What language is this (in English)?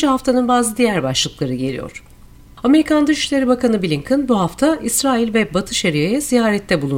Turkish